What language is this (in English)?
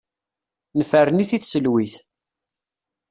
Kabyle